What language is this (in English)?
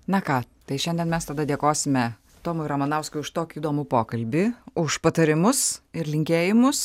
Lithuanian